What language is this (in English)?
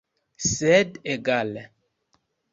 Esperanto